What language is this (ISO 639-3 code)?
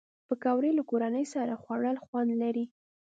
pus